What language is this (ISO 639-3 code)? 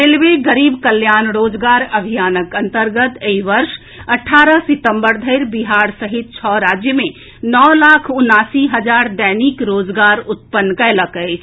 mai